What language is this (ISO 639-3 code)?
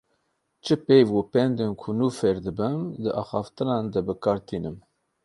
kur